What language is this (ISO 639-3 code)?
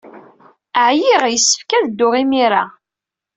kab